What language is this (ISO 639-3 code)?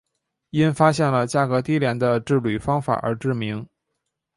zho